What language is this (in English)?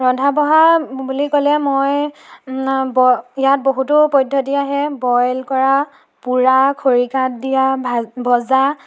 Assamese